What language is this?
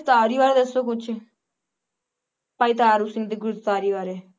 Punjabi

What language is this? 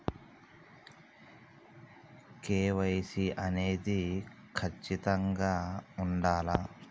Telugu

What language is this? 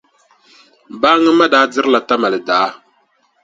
Dagbani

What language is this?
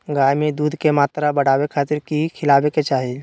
Magahi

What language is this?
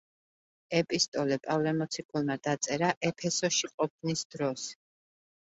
Georgian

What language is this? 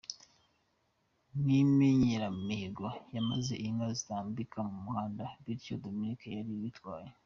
Kinyarwanda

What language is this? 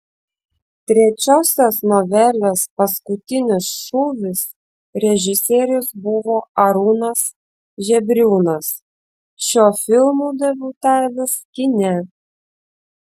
Lithuanian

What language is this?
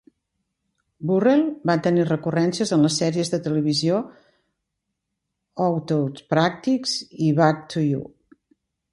Catalan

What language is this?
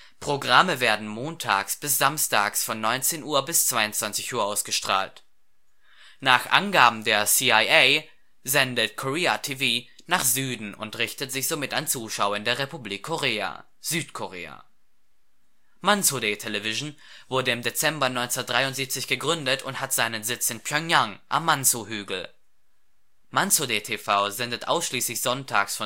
German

